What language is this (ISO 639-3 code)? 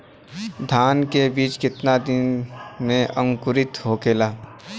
bho